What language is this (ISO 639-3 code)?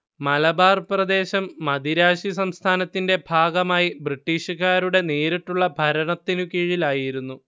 mal